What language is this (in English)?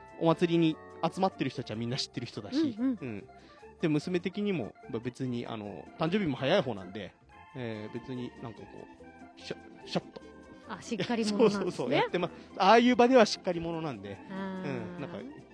Japanese